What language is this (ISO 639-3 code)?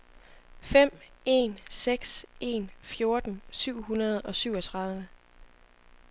dan